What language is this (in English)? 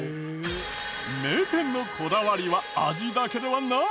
Japanese